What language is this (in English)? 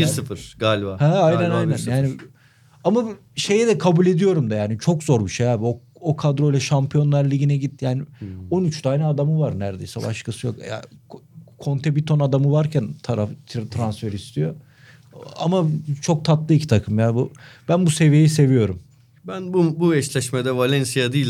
Turkish